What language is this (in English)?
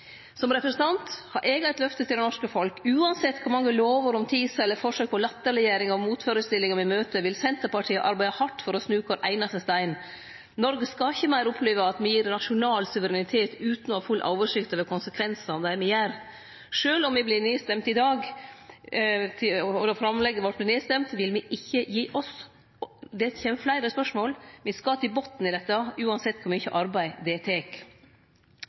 Norwegian Nynorsk